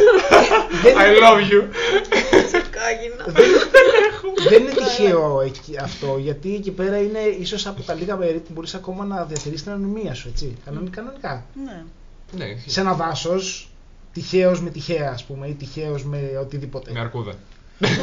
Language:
Greek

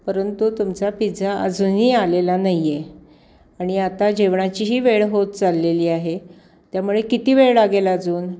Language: Marathi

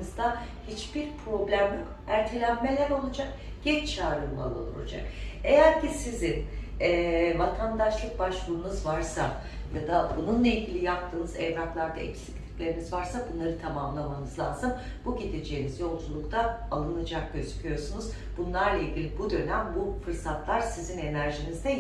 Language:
Turkish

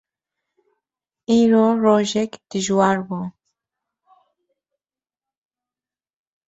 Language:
Kurdish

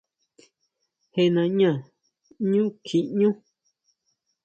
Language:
Huautla Mazatec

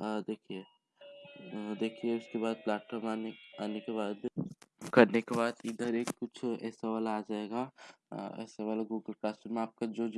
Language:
Hindi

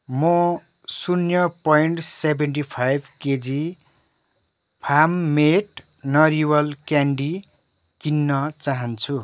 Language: Nepali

